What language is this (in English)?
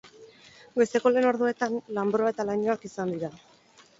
Basque